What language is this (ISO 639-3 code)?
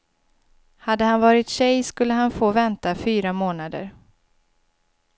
swe